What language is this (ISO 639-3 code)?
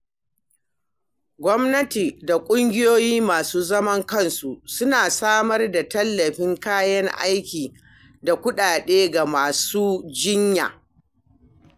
hau